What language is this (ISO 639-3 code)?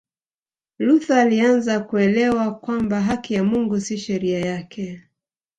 swa